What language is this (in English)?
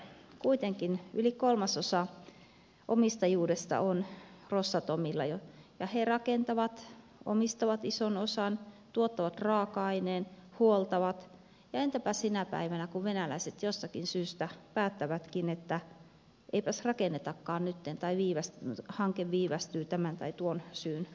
Finnish